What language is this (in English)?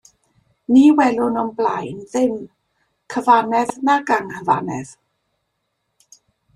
Welsh